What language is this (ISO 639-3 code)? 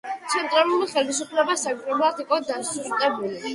kat